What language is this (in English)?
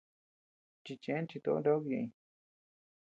Tepeuxila Cuicatec